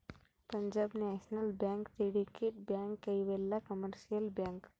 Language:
Kannada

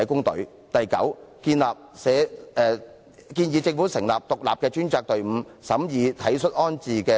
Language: Cantonese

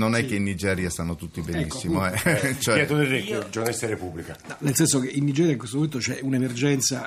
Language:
Italian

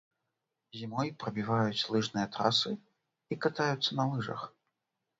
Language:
Belarusian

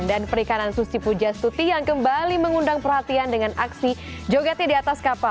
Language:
Indonesian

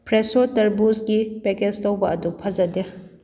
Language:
Manipuri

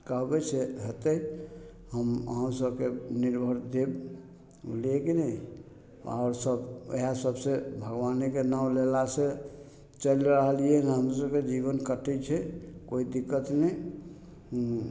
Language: Maithili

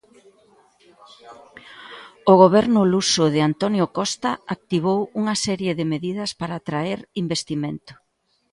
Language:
Galician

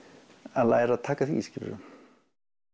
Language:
Icelandic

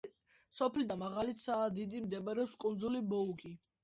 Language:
Georgian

